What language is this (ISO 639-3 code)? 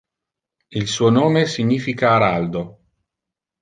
ita